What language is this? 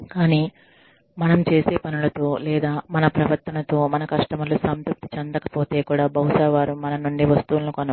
Telugu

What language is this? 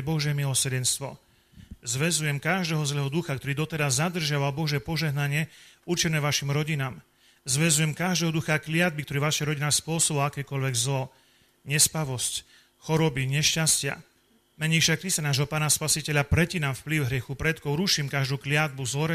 Slovak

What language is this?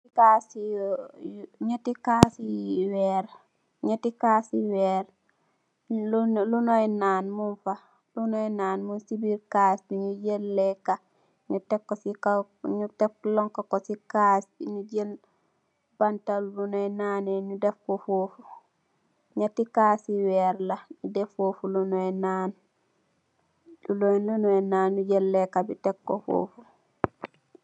Wolof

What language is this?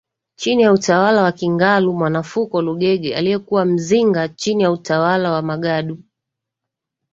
Swahili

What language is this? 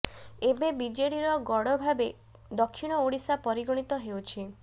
Odia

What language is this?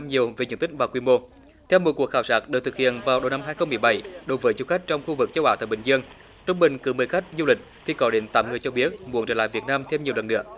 Vietnamese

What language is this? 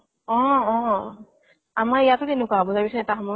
Assamese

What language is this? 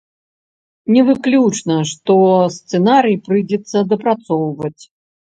Belarusian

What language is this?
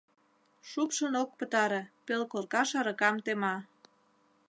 Mari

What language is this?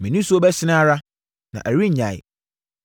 Akan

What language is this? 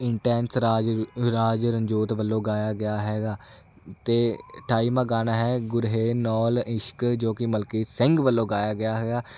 Punjabi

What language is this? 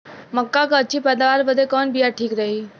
Bhojpuri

